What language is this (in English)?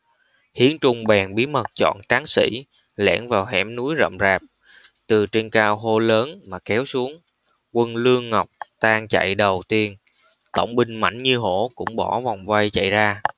Vietnamese